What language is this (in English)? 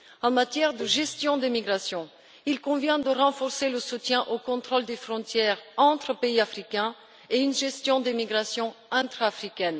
French